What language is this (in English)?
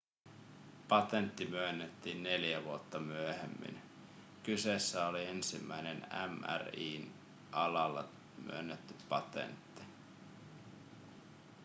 Finnish